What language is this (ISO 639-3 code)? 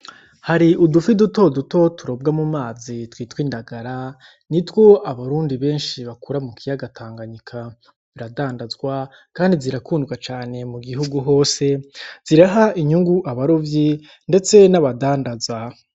run